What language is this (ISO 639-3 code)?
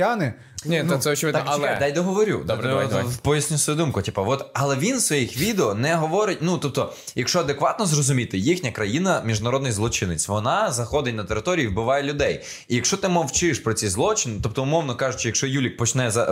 ukr